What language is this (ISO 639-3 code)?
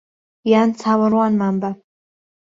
ckb